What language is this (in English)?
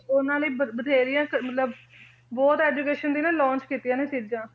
Punjabi